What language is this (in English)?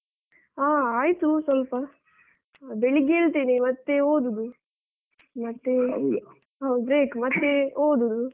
Kannada